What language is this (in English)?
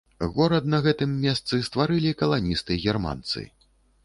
Belarusian